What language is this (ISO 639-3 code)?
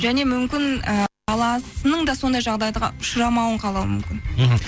kaz